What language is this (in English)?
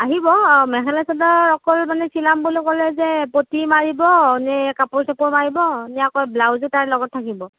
Assamese